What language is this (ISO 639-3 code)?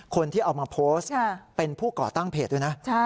tha